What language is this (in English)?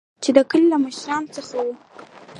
Pashto